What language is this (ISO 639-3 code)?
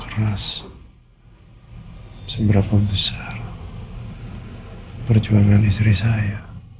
ind